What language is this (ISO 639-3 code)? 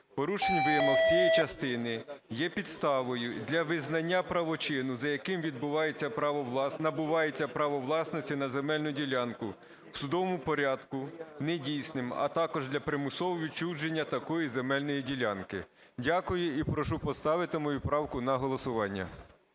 ukr